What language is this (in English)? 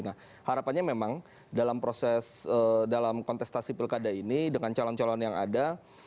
Indonesian